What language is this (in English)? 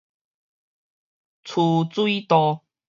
Min Nan Chinese